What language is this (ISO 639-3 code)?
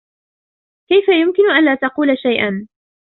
ara